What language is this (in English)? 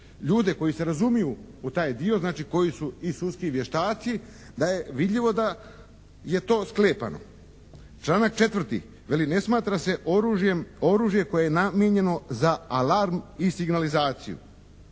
Croatian